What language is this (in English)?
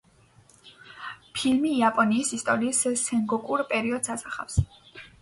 Georgian